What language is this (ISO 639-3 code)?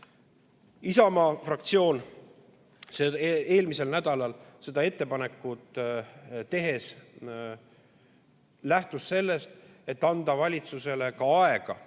est